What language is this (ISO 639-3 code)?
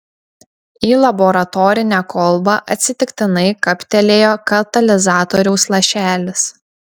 lit